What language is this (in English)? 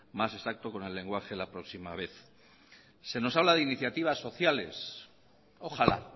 Spanish